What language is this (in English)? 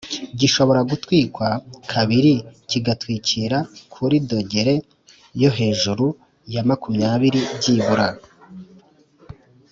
Kinyarwanda